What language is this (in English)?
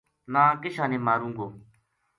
Gujari